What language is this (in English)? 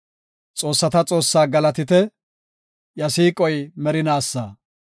Gofa